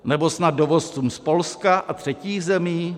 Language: Czech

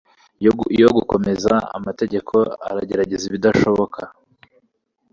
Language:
Kinyarwanda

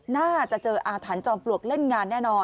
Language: Thai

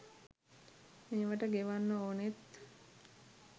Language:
Sinhala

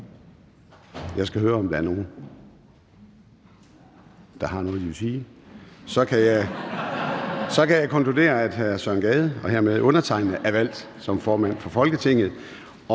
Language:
Danish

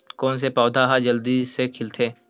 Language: Chhattisgarhi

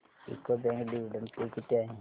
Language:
Marathi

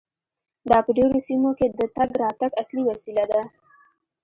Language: Pashto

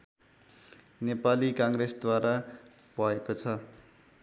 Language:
Nepali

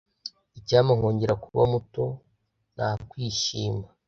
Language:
Kinyarwanda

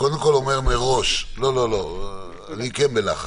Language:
Hebrew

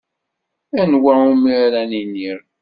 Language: Kabyle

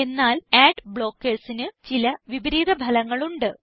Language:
Malayalam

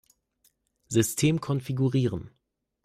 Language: German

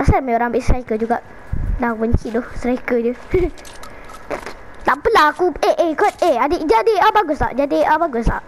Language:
Malay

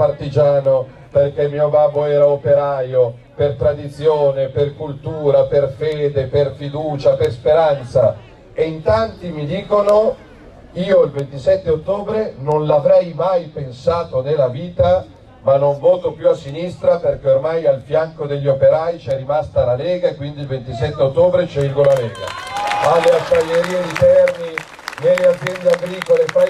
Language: Italian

